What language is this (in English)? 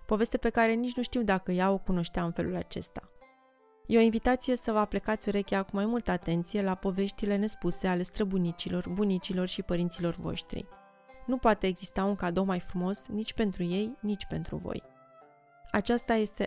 Romanian